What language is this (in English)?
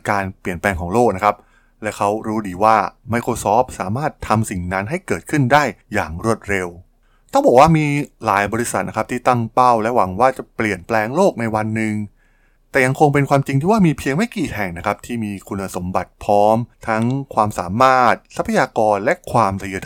Thai